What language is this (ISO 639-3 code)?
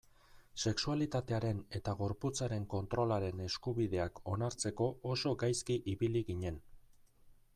eus